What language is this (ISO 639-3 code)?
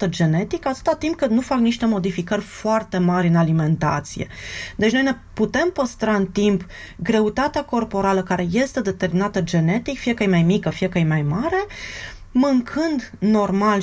ron